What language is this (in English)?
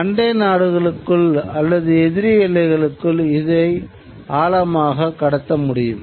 Tamil